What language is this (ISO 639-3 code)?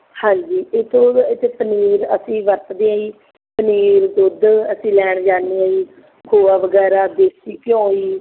pan